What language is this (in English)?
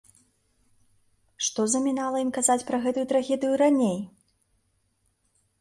Belarusian